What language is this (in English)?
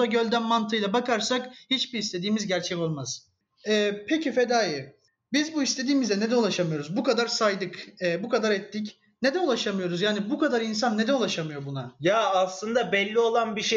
Turkish